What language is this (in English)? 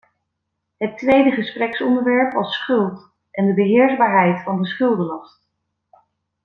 Dutch